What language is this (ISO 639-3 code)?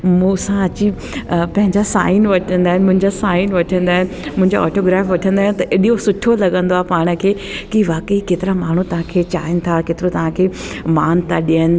snd